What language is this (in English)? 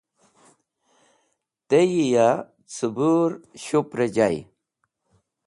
Wakhi